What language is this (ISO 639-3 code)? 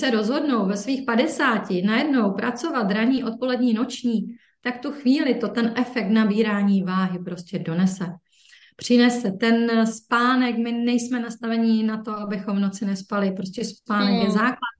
ces